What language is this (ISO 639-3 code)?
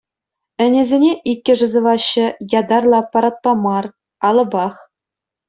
chv